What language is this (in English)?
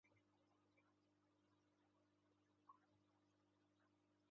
Uzbek